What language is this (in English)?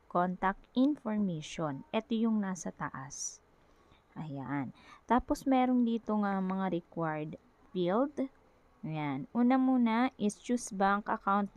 Filipino